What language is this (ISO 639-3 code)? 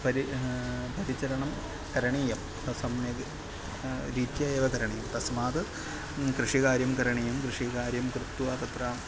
san